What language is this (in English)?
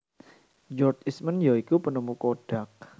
Javanese